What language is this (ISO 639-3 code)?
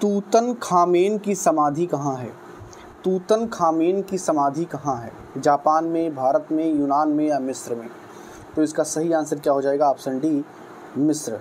hin